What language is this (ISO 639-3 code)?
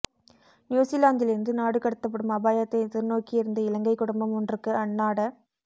tam